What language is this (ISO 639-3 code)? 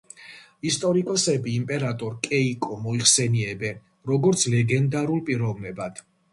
kat